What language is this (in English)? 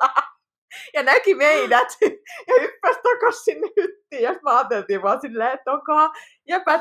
Finnish